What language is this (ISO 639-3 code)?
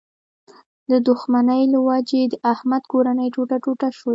pus